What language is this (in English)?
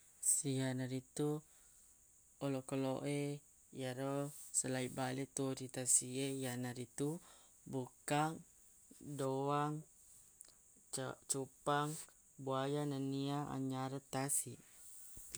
Buginese